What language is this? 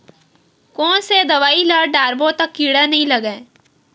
Chhattisgarhi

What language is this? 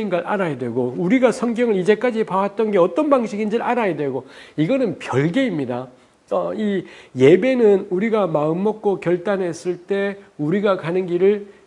Korean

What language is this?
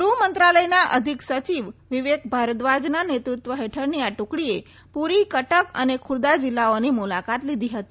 Gujarati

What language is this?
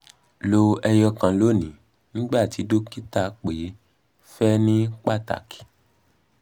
Yoruba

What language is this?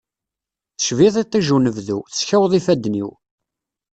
Kabyle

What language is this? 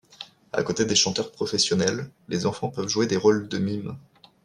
French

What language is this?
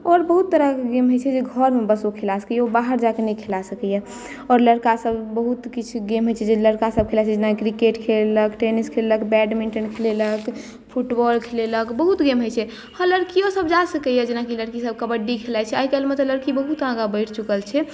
Maithili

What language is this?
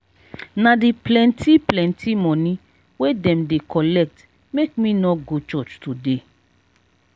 Nigerian Pidgin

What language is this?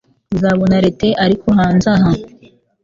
Kinyarwanda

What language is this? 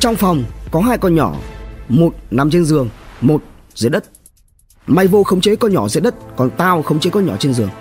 Vietnamese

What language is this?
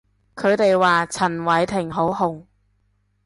Cantonese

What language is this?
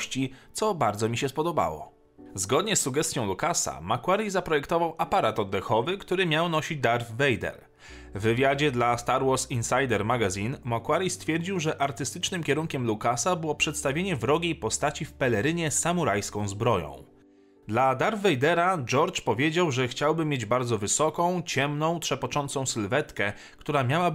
Polish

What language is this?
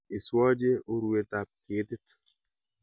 Kalenjin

